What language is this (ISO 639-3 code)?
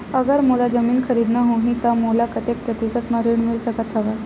hne